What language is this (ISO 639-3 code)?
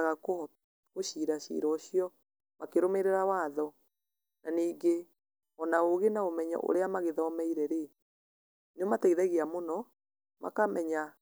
kik